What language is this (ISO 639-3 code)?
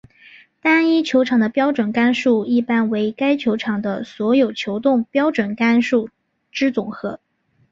zho